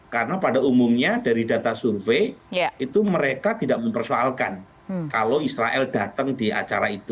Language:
Indonesian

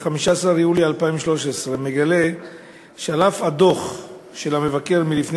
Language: Hebrew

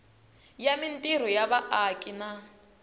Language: Tsonga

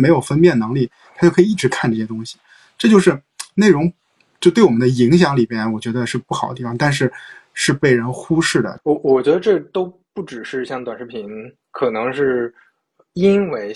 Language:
Chinese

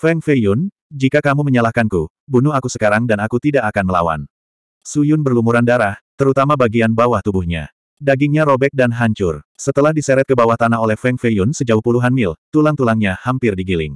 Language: Indonesian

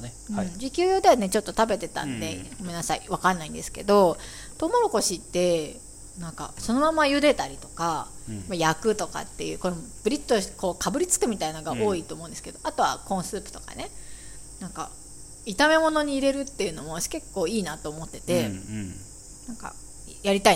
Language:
Japanese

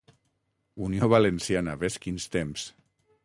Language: Catalan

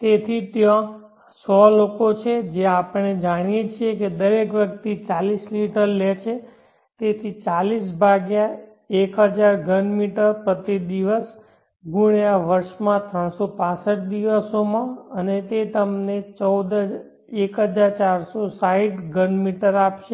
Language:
Gujarati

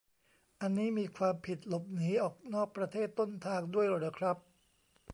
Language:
Thai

